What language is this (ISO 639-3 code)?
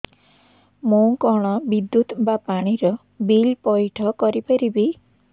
ori